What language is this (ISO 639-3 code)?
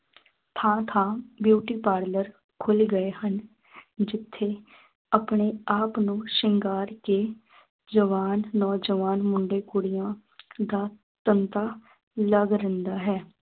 pan